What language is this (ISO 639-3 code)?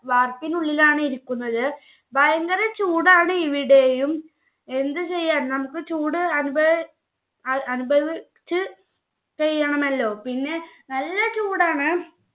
mal